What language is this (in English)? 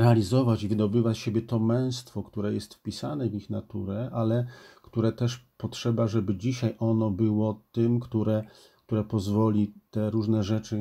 Polish